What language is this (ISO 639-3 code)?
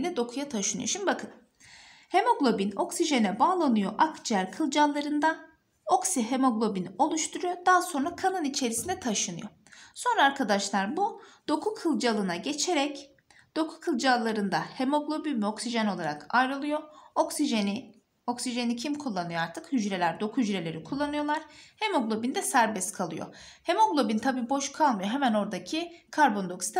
tur